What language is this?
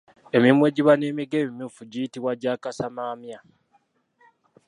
Ganda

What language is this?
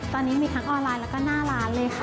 Thai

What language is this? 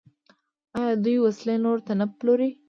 Pashto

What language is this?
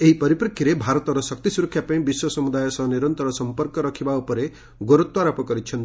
Odia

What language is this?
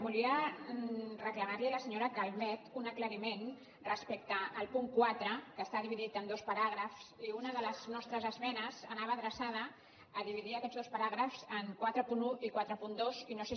Catalan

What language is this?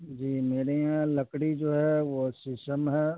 Urdu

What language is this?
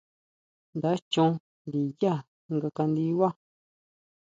Huautla Mazatec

